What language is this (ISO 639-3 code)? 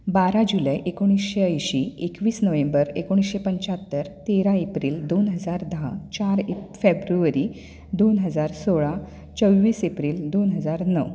kok